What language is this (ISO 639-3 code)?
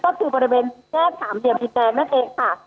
tha